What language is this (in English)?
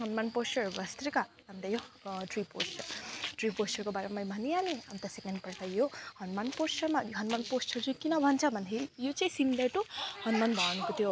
Nepali